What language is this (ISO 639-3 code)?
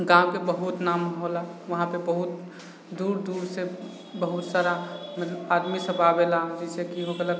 mai